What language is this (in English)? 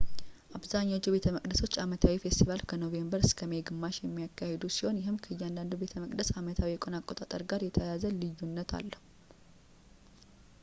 Amharic